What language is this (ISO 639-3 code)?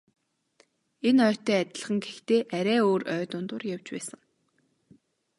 mon